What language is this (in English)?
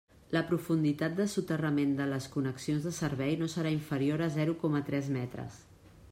Catalan